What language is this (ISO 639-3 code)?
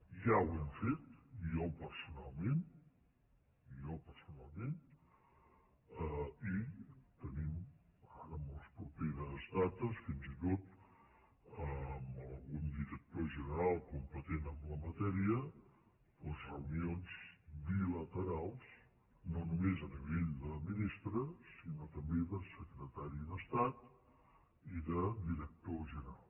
cat